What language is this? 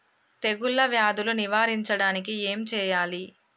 Telugu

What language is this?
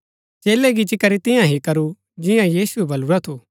Gaddi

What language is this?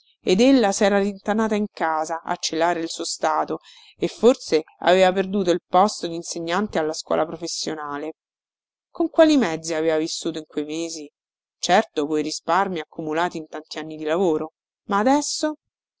Italian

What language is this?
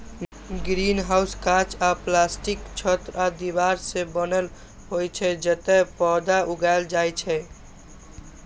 Maithili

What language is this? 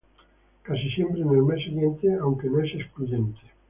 Spanish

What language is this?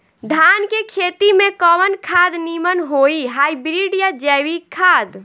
Bhojpuri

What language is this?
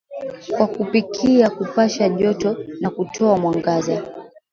Swahili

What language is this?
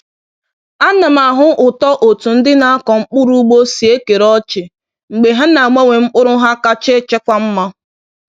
Igbo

